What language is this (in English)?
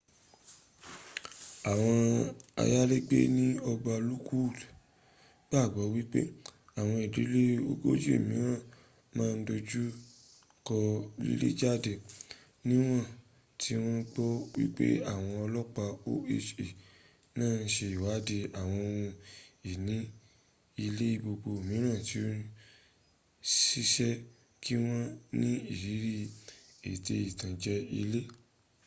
Yoruba